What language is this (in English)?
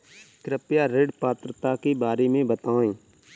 Hindi